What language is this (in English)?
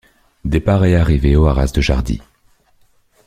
French